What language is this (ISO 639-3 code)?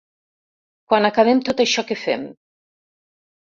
cat